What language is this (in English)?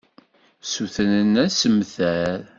Kabyle